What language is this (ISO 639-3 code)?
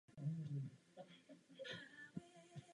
ces